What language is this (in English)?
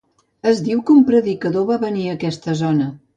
Catalan